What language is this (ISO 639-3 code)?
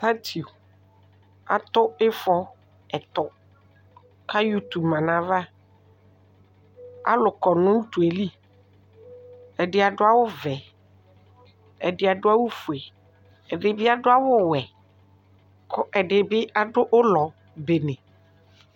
kpo